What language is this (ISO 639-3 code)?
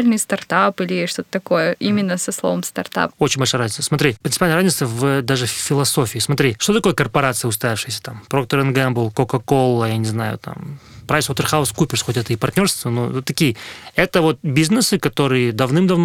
rus